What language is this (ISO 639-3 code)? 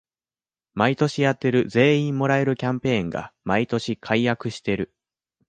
jpn